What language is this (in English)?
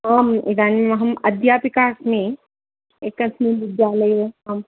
Sanskrit